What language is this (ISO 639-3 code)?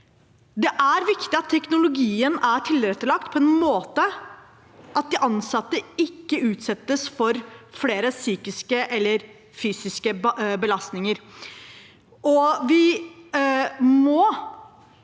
nor